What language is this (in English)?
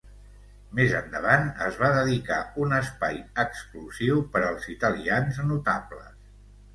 Catalan